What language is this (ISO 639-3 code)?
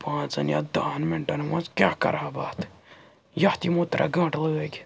kas